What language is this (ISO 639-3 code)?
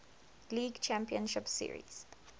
eng